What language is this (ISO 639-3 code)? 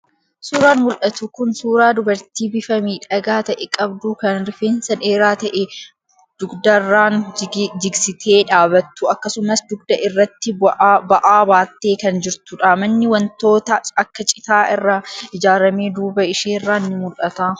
orm